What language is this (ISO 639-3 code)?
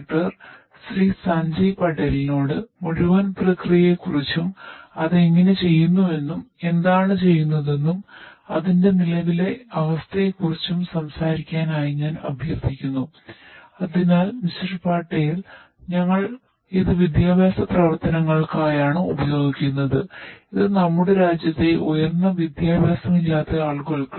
mal